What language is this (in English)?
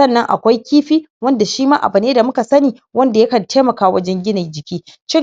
Hausa